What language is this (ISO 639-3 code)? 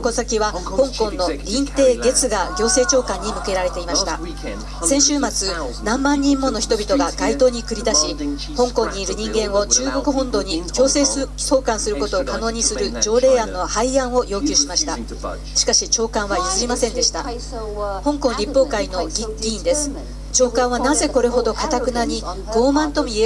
jpn